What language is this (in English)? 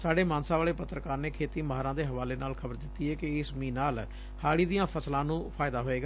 Punjabi